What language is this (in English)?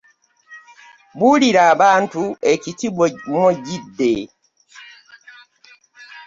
Ganda